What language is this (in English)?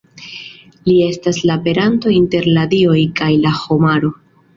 Esperanto